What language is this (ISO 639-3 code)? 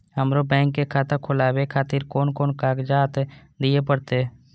mai